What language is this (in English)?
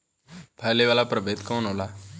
Bhojpuri